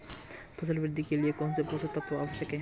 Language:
Hindi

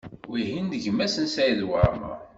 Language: Kabyle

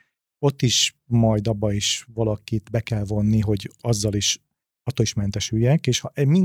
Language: Hungarian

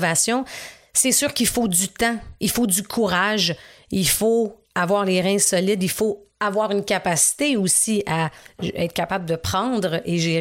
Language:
French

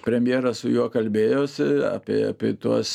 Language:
Lithuanian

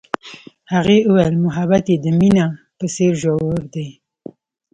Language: Pashto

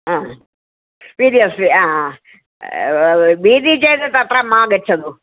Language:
Sanskrit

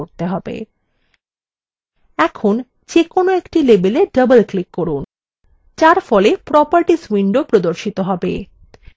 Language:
Bangla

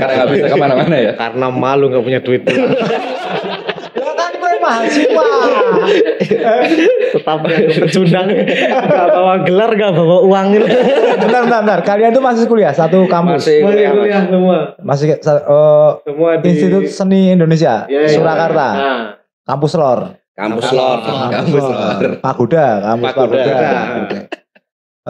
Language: Indonesian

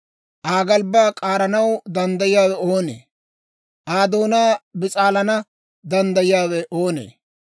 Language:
Dawro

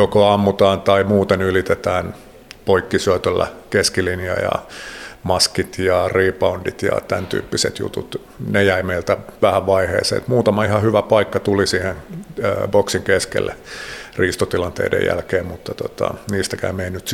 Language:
Finnish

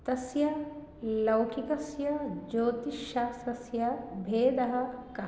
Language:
Sanskrit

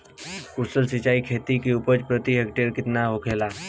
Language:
Bhojpuri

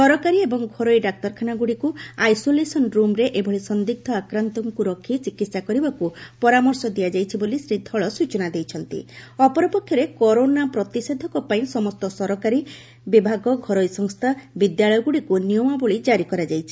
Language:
Odia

